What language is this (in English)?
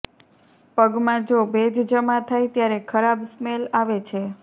Gujarati